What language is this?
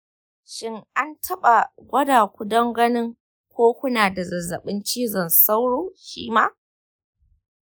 Hausa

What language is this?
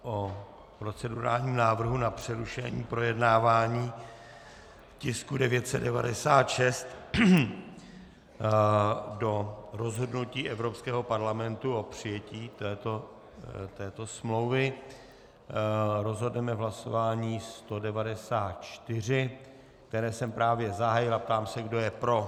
Czech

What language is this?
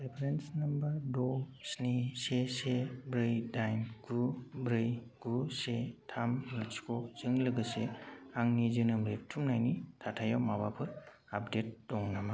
Bodo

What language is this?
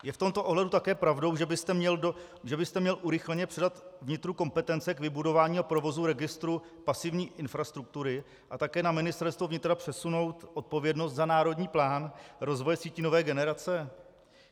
Czech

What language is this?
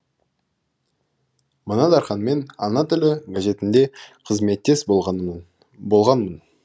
Kazakh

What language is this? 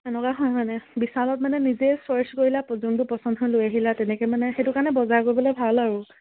Assamese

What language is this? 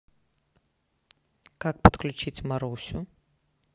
Russian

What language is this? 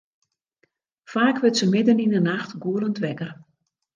Western Frisian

